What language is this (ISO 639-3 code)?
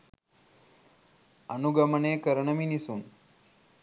sin